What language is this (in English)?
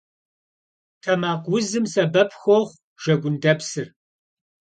Kabardian